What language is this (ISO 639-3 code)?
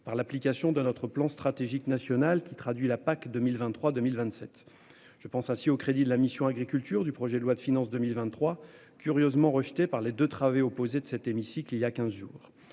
fra